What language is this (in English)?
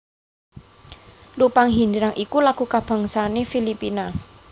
Javanese